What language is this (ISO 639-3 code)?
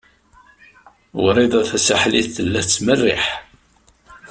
kab